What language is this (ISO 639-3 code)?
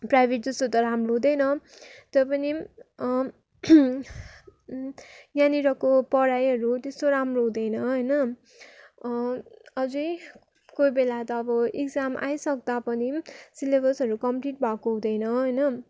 nep